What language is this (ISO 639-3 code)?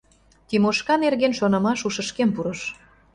chm